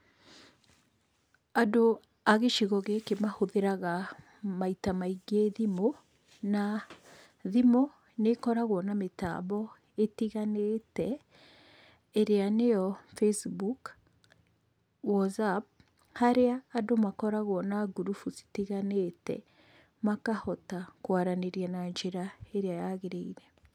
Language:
Kikuyu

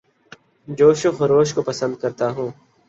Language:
Urdu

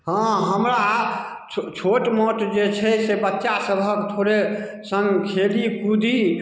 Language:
Maithili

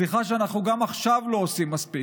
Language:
Hebrew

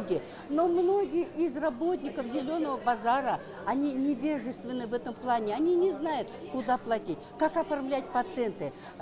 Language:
Russian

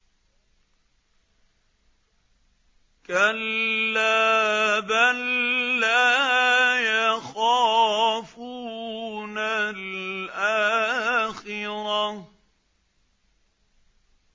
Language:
Arabic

